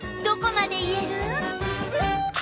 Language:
Japanese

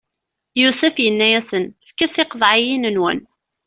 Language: Kabyle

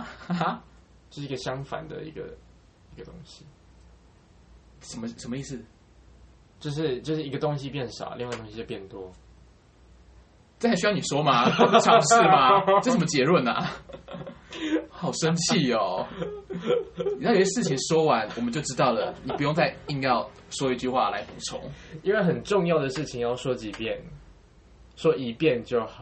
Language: Chinese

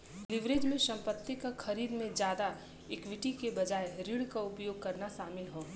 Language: Bhojpuri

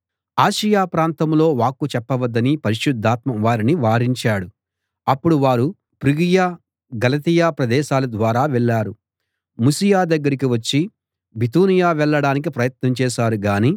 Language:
Telugu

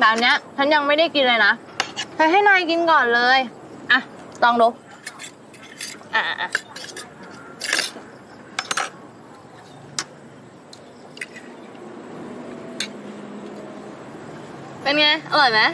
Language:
Thai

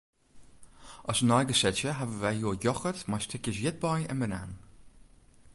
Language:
Western Frisian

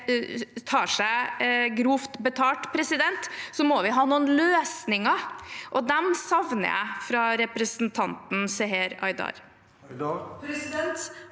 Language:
Norwegian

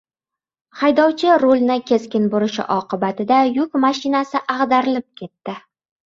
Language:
Uzbek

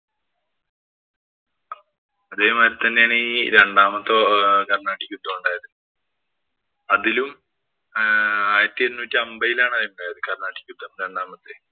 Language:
Malayalam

